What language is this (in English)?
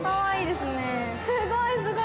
Japanese